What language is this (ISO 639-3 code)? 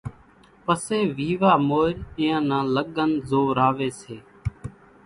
gjk